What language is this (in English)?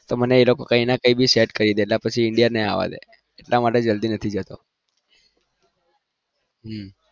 Gujarati